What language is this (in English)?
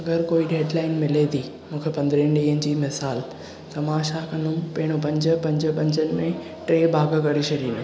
Sindhi